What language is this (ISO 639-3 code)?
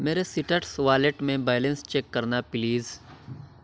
urd